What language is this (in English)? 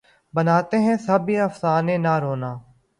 Urdu